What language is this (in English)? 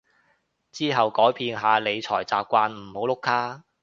Cantonese